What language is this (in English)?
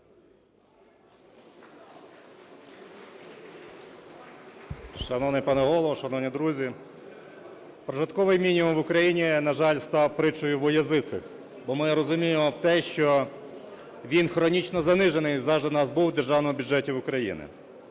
Ukrainian